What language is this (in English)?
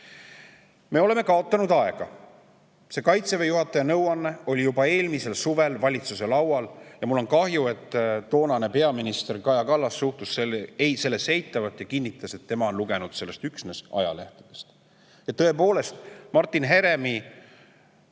Estonian